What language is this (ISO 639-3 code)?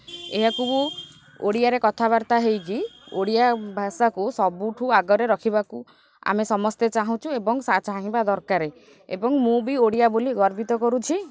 ori